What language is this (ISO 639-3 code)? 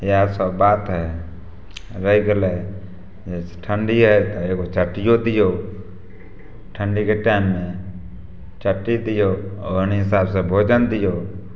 mai